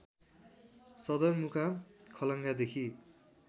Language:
Nepali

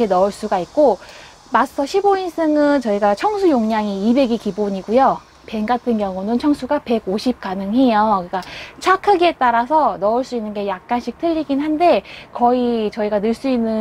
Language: Korean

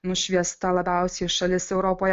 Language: Lithuanian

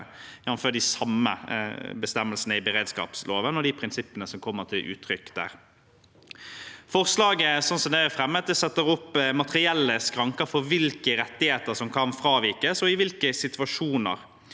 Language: Norwegian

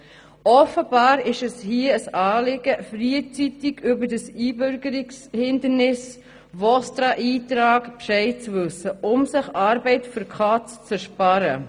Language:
Swiss German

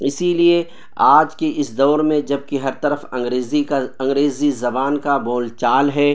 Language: Urdu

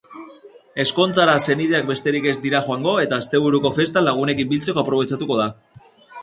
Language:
Basque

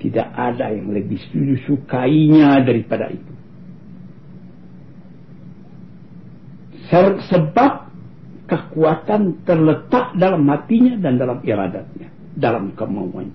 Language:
Malay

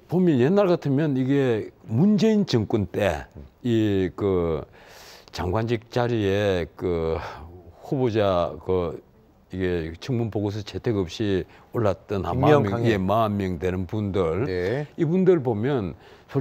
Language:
Korean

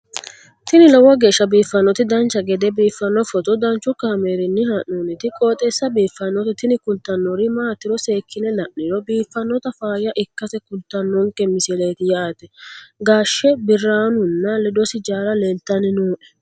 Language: Sidamo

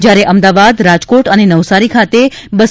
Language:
Gujarati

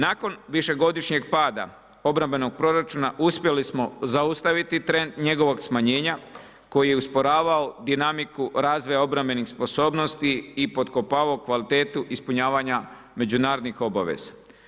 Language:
Croatian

